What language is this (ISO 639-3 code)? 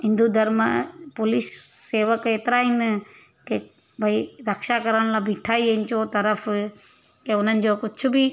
snd